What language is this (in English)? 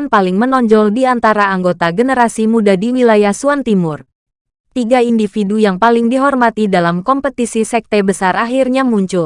Indonesian